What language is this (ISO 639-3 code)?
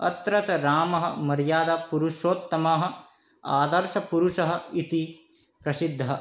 san